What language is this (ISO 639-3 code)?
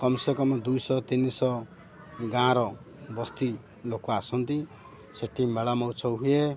ori